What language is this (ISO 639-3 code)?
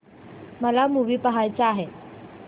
mar